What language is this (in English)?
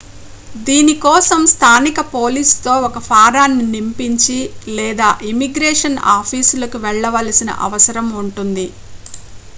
Telugu